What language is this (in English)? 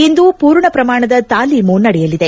Kannada